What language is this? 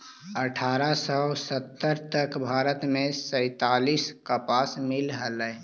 Magahi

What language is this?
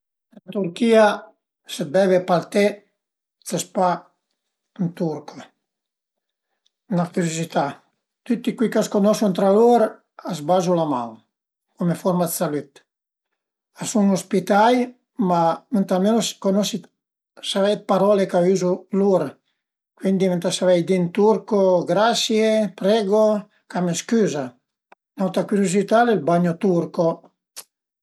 Piedmontese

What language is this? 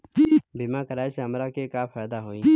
Bhojpuri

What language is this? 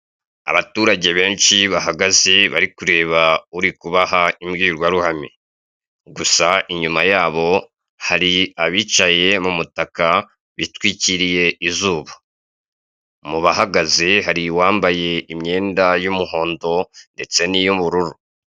Kinyarwanda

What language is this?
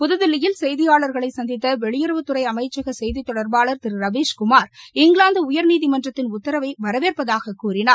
Tamil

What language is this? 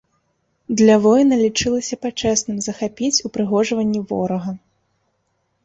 Belarusian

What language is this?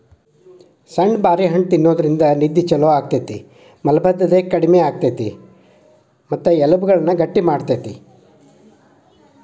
Kannada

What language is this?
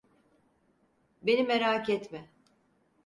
Turkish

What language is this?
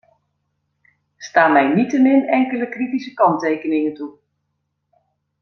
Dutch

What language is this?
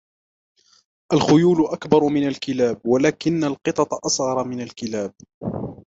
Arabic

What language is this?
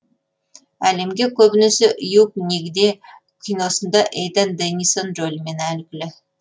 Kazakh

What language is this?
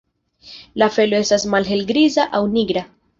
Esperanto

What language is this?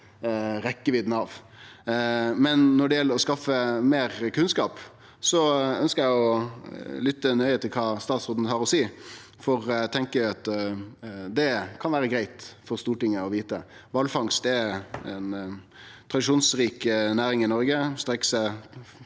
Norwegian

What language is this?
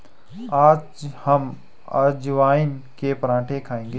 Hindi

